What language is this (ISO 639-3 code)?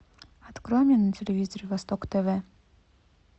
rus